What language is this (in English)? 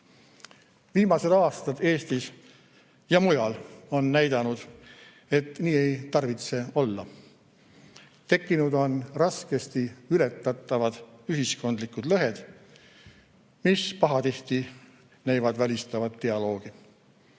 Estonian